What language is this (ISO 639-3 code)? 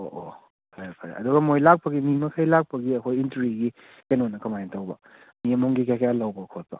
mni